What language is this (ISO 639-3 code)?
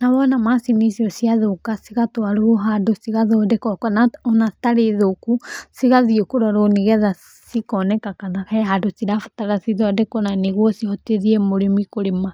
kik